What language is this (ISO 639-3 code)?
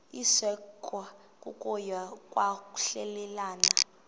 xho